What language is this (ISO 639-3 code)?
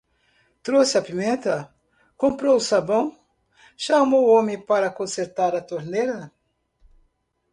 por